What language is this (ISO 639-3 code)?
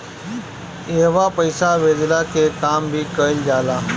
bho